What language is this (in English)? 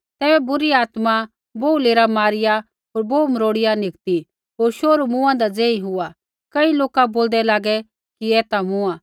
Kullu Pahari